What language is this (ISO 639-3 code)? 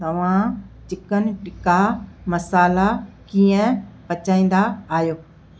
snd